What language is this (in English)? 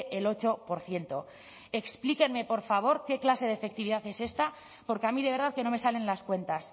Spanish